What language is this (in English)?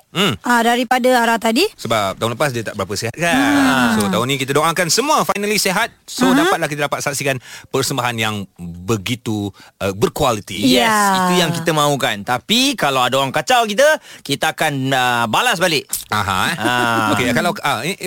Malay